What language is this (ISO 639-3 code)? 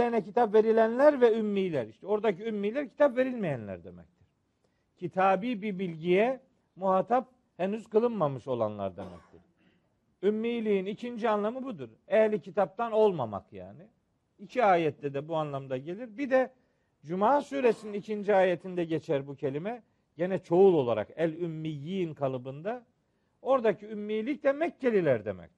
tur